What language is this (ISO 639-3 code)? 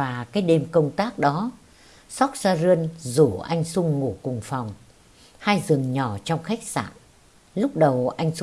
vie